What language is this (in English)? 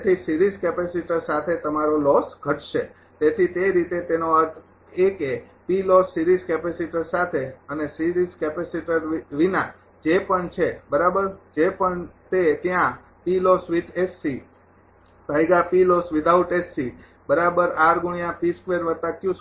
Gujarati